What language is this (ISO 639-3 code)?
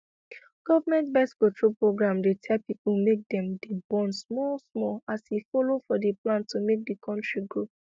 pcm